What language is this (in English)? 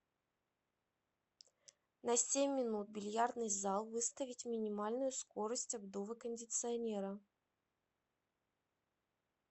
Russian